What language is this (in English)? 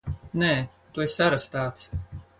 Latvian